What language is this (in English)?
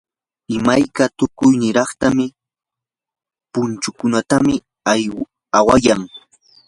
Yanahuanca Pasco Quechua